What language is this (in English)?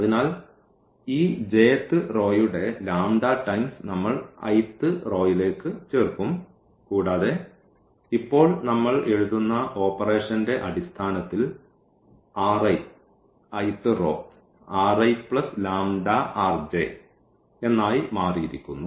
Malayalam